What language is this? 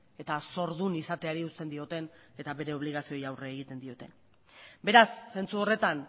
Basque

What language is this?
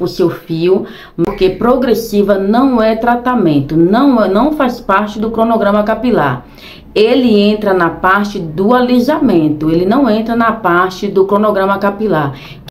Portuguese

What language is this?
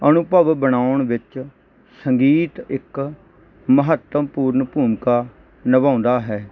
Punjabi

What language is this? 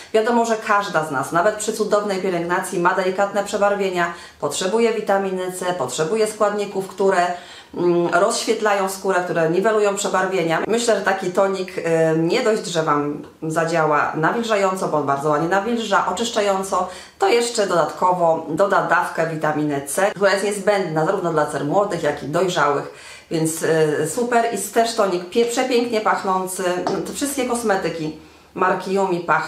Polish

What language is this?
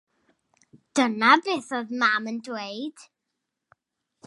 Welsh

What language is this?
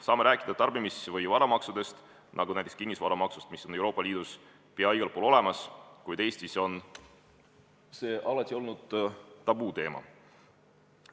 Estonian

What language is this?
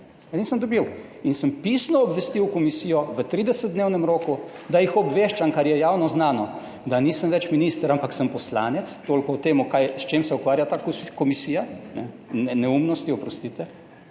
Slovenian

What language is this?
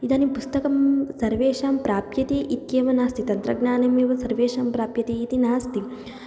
Sanskrit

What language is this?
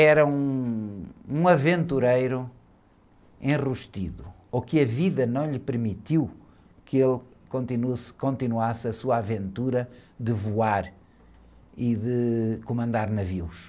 Portuguese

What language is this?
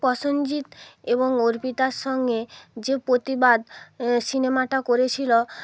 Bangla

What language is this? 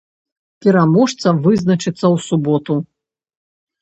Belarusian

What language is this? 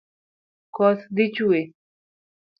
Luo (Kenya and Tanzania)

